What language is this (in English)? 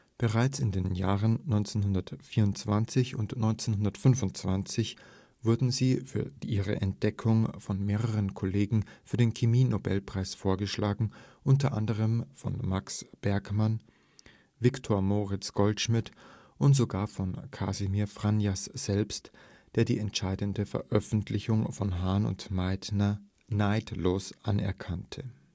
German